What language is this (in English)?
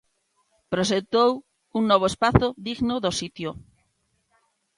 Galician